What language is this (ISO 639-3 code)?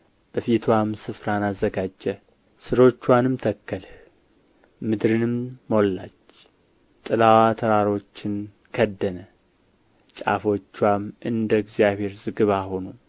amh